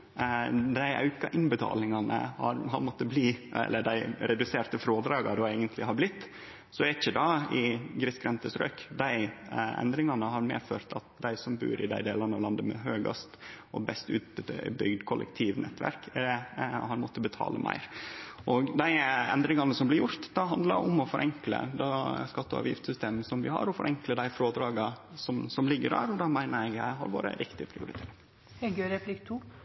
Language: Norwegian Nynorsk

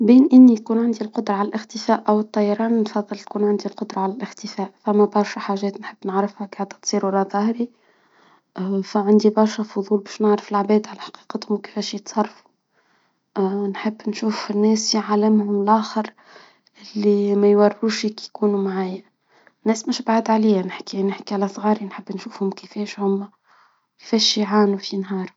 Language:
Tunisian Arabic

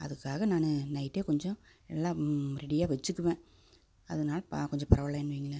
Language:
Tamil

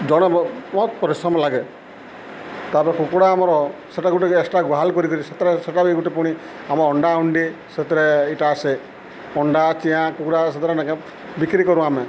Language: Odia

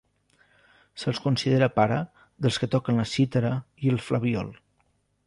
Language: Catalan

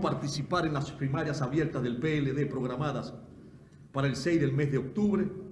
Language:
Spanish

